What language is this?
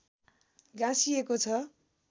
Nepali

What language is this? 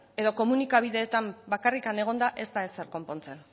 Basque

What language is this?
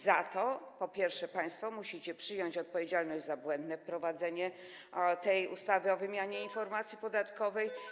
Polish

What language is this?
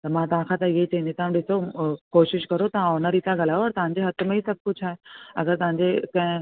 Sindhi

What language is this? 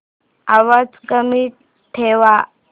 Marathi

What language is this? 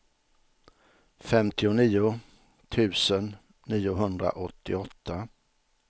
Swedish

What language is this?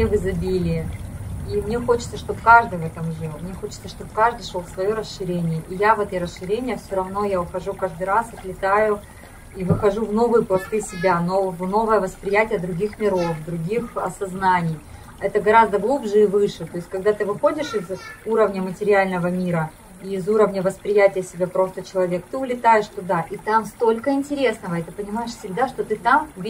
Russian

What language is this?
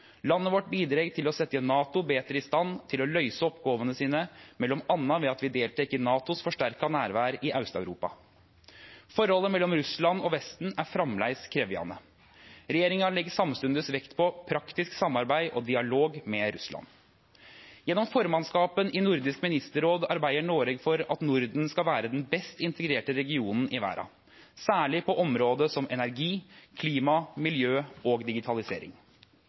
Norwegian Nynorsk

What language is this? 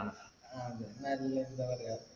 Malayalam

